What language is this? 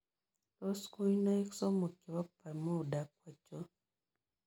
Kalenjin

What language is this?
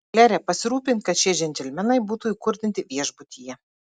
Lithuanian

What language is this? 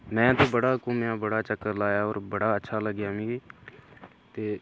Dogri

